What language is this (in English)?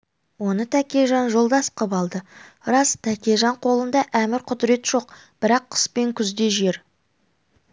Kazakh